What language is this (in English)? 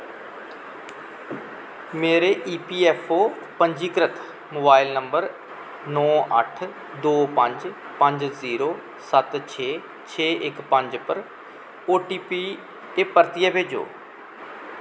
Dogri